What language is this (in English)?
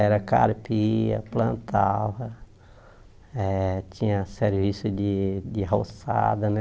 Portuguese